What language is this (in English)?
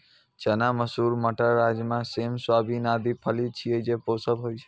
Maithili